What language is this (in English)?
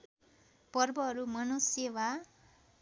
Nepali